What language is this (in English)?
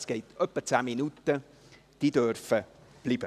Swiss German